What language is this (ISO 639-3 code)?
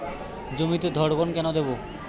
ben